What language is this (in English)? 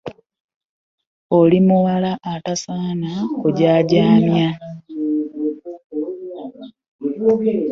Ganda